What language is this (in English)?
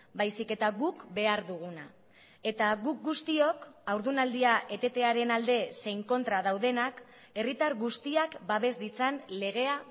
Basque